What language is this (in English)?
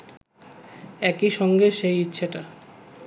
Bangla